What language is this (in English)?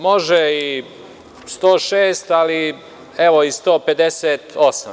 Serbian